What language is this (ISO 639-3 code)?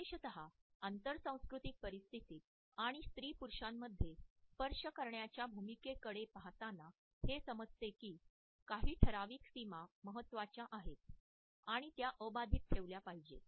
mar